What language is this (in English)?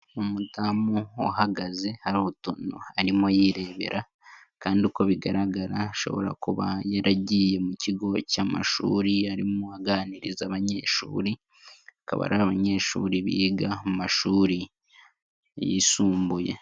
Kinyarwanda